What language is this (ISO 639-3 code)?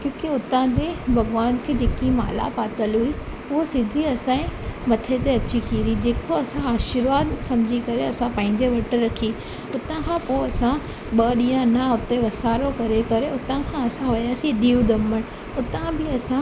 snd